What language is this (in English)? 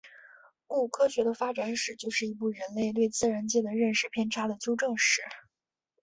Chinese